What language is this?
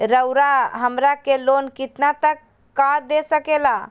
Magahi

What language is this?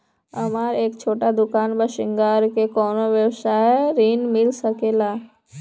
Bhojpuri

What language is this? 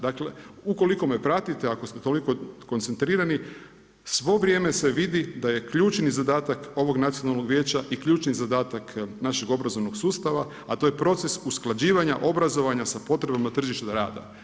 Croatian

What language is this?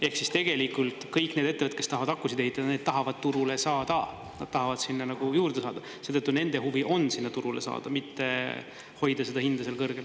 Estonian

